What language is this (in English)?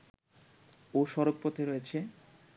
Bangla